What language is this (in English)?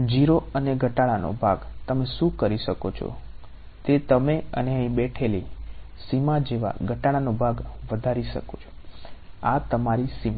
Gujarati